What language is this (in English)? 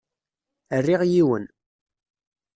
Kabyle